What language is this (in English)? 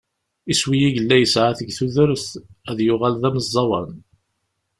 Kabyle